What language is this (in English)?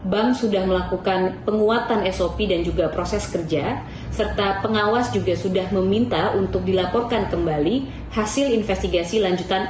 Indonesian